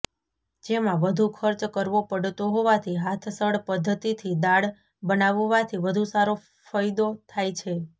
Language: Gujarati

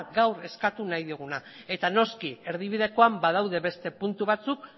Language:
Basque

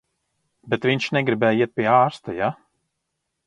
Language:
Latvian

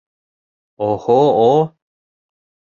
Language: Bashkir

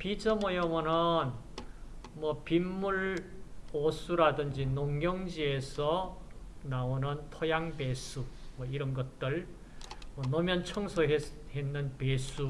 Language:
Korean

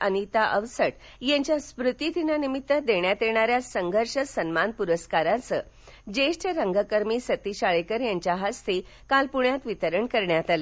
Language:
Marathi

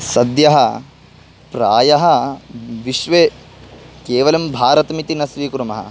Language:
Sanskrit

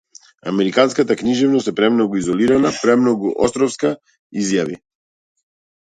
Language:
Macedonian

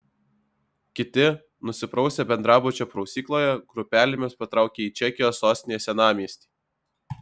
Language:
Lithuanian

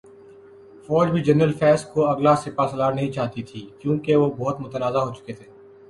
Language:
Urdu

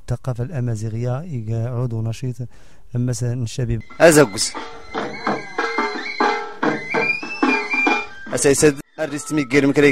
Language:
Arabic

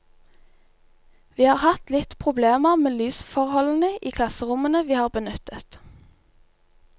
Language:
Norwegian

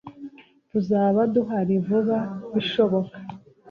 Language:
Kinyarwanda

